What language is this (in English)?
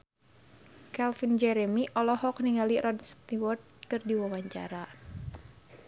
Sundanese